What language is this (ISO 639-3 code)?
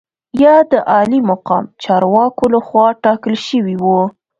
pus